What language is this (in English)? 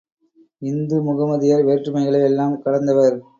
Tamil